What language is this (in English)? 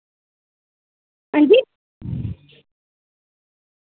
Dogri